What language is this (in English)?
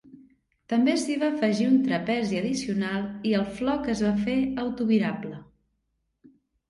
Catalan